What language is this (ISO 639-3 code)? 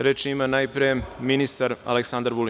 srp